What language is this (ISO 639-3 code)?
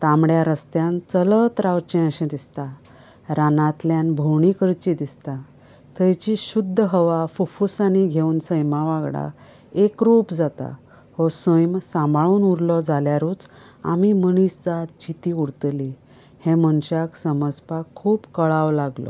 kok